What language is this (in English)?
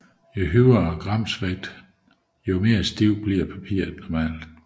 Danish